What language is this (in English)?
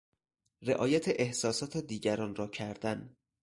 Persian